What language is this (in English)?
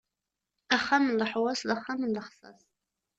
Kabyle